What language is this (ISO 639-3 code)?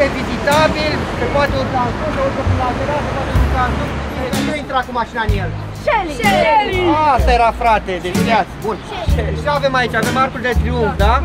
ron